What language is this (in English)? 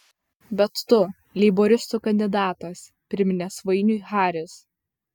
Lithuanian